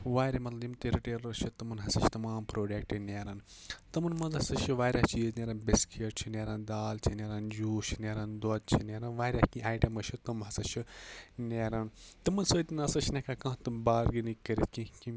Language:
Kashmiri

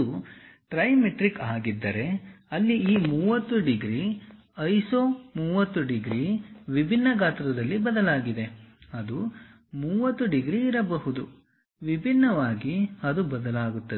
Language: Kannada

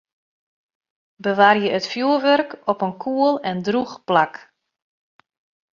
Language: Western Frisian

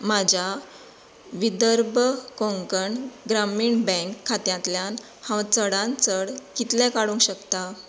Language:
Konkani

